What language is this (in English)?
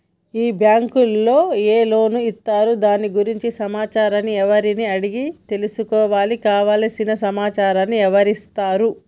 Telugu